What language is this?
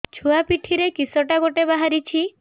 Odia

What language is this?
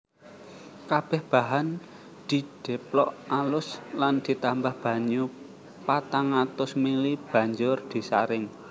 Javanese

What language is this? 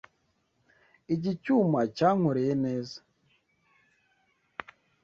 Kinyarwanda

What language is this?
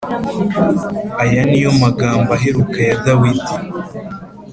Kinyarwanda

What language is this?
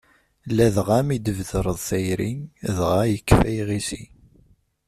Kabyle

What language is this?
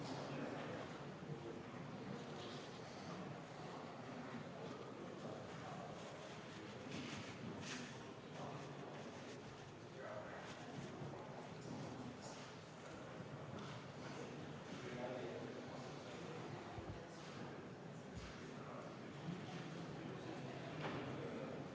Estonian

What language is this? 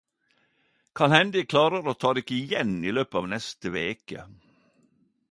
Norwegian Nynorsk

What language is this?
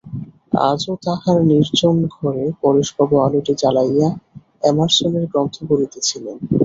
Bangla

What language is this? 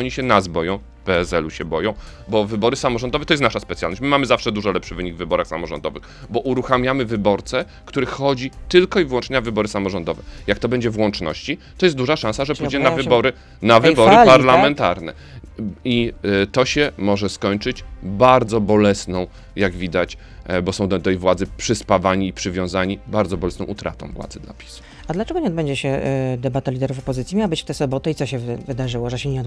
Polish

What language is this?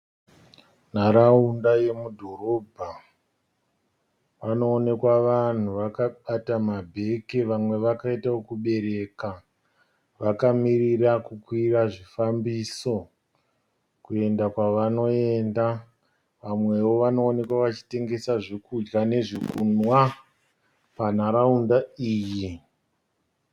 Shona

